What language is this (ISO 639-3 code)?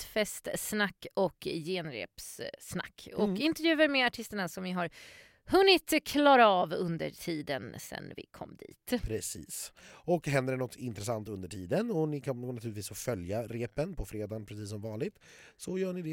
swe